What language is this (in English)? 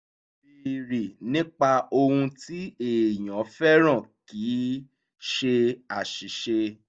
Yoruba